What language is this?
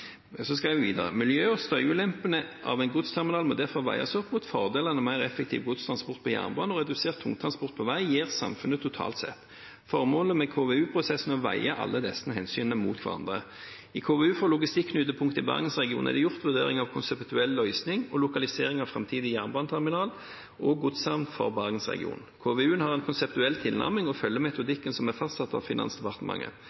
Norwegian Nynorsk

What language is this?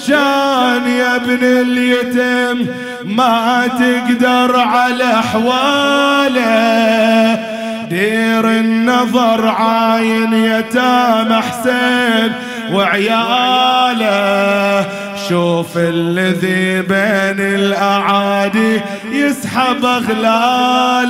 Arabic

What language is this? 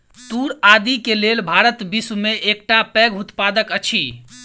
Maithili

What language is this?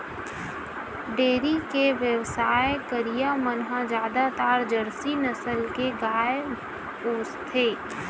Chhattisgarhi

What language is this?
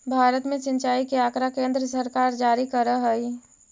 Magahi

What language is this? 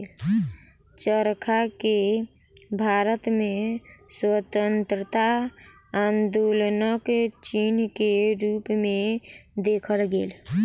Maithili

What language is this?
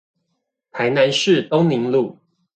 Chinese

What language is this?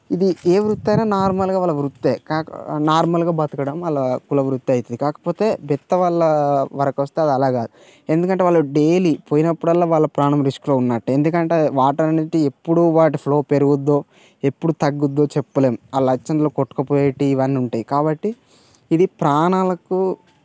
Telugu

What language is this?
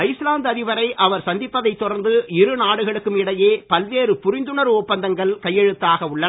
Tamil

